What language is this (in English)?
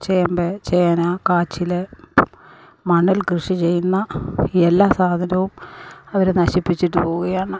Malayalam